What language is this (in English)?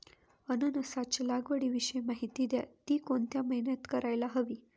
Marathi